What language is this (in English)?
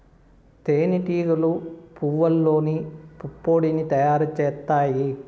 Telugu